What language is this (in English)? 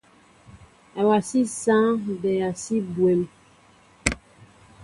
Mbo (Cameroon)